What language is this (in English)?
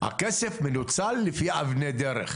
Hebrew